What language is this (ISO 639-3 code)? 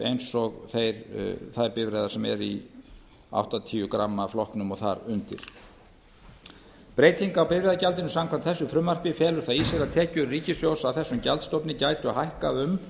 isl